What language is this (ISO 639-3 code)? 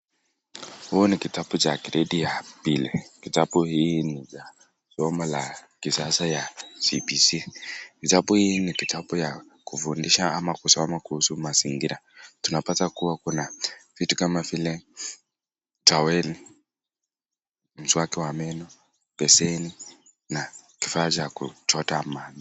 swa